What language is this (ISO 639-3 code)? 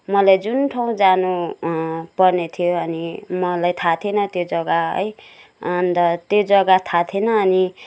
nep